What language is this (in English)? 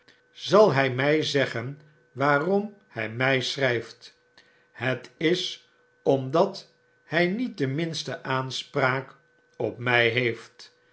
Dutch